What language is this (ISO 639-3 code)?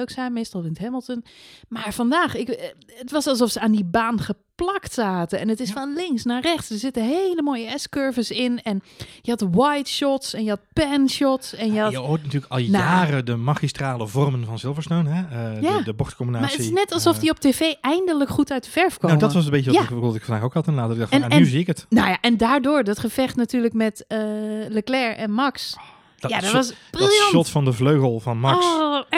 nld